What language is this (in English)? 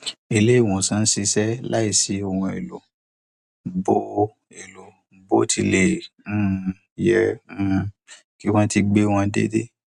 Yoruba